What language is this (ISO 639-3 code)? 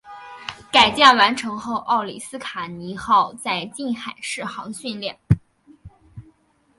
zho